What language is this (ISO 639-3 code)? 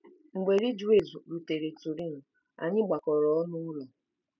ibo